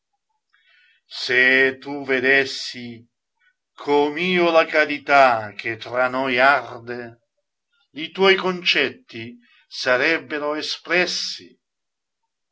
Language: Italian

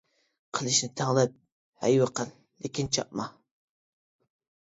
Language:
Uyghur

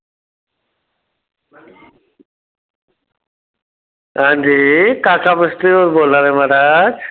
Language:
Dogri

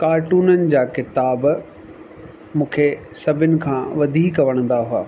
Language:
Sindhi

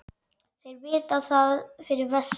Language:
Icelandic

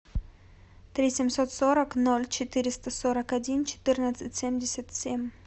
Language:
Russian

